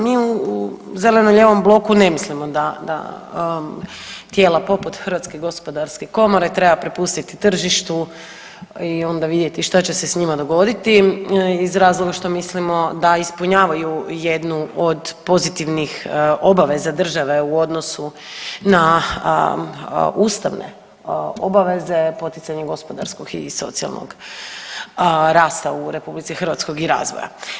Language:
Croatian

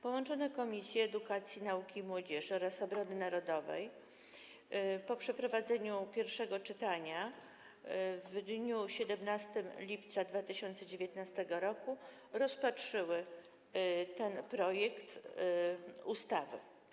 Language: Polish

